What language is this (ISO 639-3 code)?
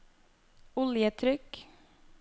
nor